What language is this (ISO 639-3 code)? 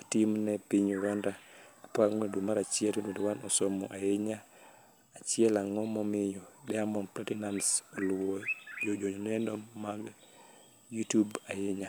luo